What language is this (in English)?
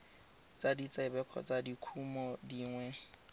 Tswana